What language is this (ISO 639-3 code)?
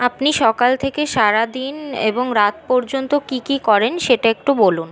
ben